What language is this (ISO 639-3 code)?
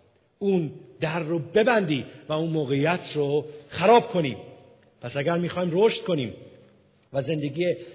fas